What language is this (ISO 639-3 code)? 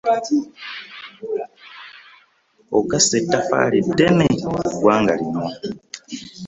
lug